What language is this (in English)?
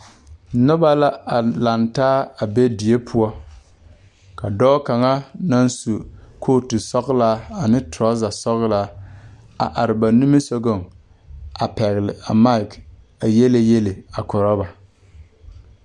Southern Dagaare